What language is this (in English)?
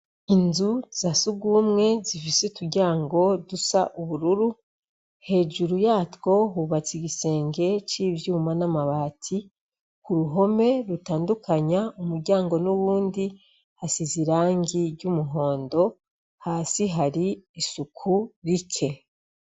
Rundi